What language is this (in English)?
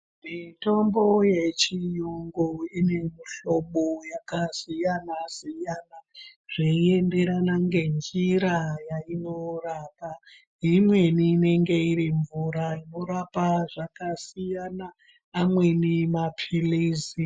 Ndau